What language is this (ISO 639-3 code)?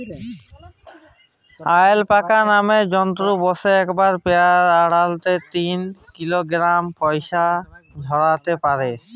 ben